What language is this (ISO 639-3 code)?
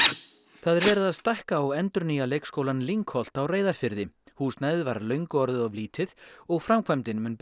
isl